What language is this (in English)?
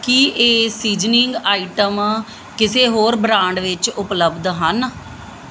Punjabi